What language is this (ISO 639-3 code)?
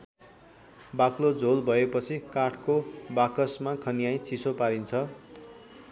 nep